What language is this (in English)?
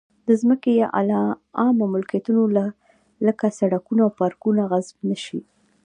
Pashto